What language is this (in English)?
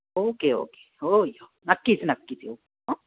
Marathi